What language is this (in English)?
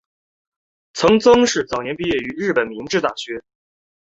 Chinese